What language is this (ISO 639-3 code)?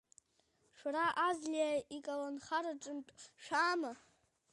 abk